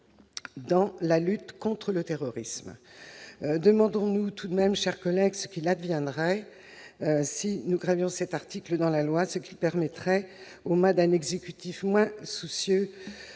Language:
French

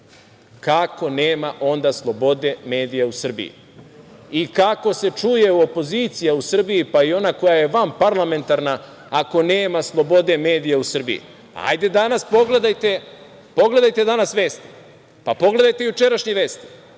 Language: Serbian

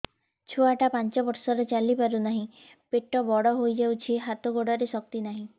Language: Odia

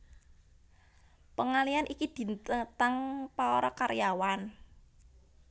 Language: Javanese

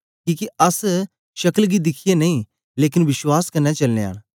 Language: Dogri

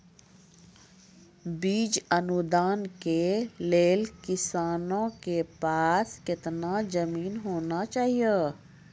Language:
Maithili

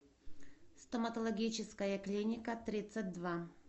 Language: Russian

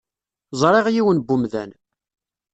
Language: Kabyle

